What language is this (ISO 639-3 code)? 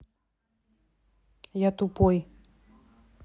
rus